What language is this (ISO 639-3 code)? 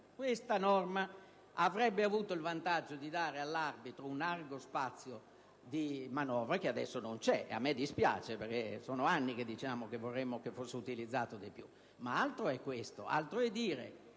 ita